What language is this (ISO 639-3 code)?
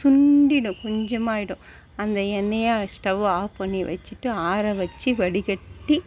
tam